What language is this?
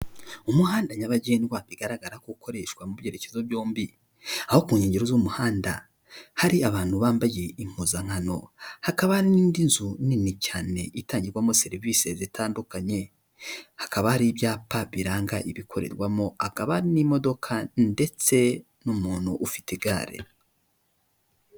Kinyarwanda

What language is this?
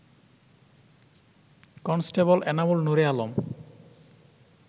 Bangla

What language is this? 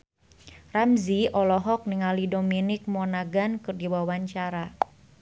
Sundanese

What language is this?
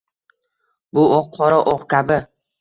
Uzbek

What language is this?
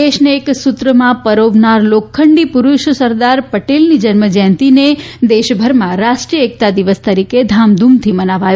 Gujarati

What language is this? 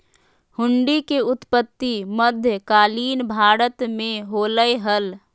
Magahi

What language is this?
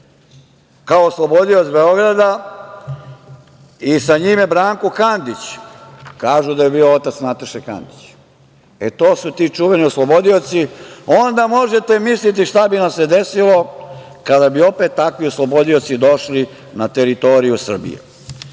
Serbian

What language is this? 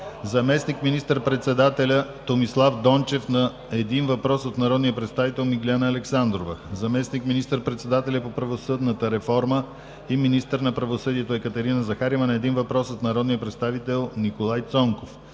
Bulgarian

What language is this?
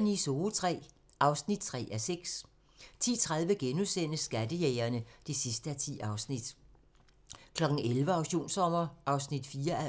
Danish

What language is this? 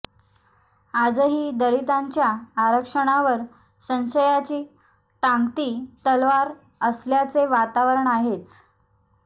Marathi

